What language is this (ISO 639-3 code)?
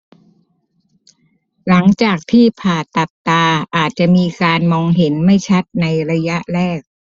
tha